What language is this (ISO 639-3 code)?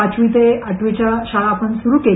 mar